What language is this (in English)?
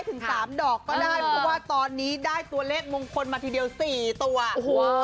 Thai